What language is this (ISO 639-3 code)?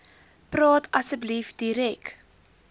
afr